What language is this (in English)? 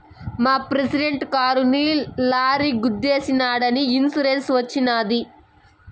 Telugu